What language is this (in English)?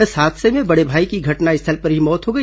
Hindi